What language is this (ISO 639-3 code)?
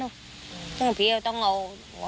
tha